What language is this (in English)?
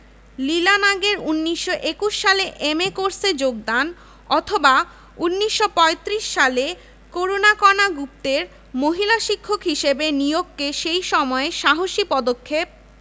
Bangla